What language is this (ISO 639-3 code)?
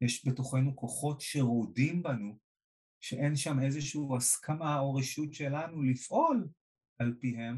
heb